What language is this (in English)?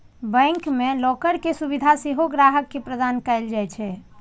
Maithili